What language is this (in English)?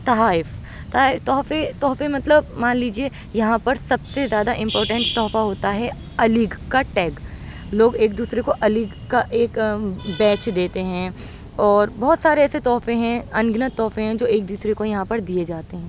Urdu